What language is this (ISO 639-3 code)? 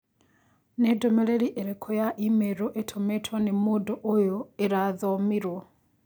kik